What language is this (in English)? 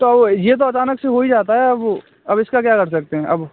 Hindi